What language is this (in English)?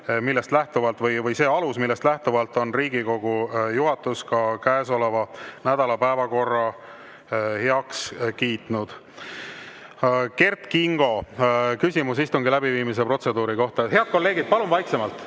Estonian